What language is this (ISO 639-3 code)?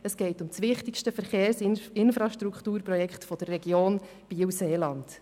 gsw